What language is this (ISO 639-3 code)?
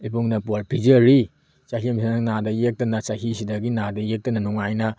mni